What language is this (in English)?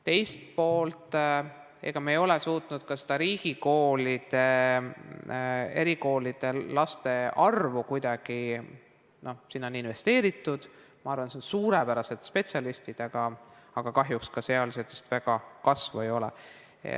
Estonian